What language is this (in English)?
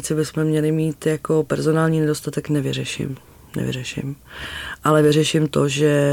Czech